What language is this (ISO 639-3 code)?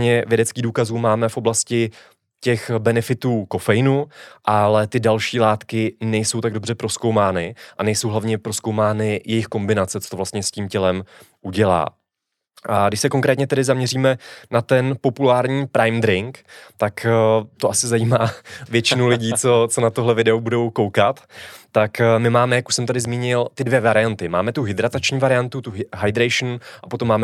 ces